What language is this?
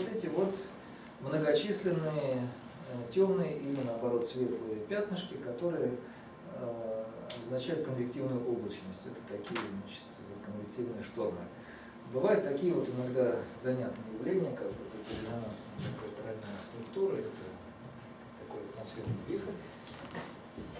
Russian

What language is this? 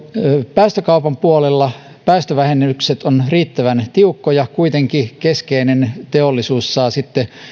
Finnish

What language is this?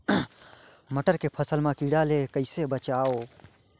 Chhattisgarhi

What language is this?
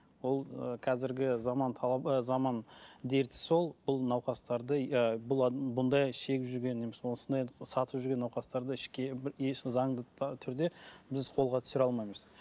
Kazakh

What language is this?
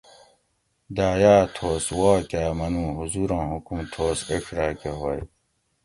Gawri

